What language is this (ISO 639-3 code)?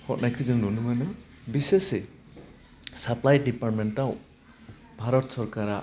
brx